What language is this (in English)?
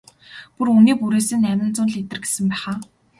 Mongolian